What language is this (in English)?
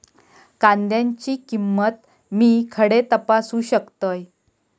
Marathi